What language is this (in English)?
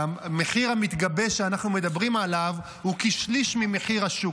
Hebrew